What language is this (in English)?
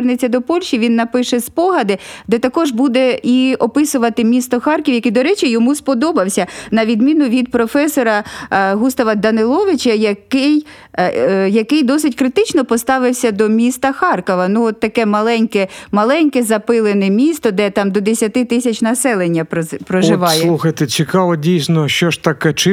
Ukrainian